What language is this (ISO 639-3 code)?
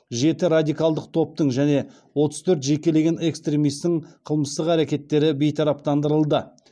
kaz